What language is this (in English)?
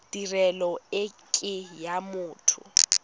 Tswana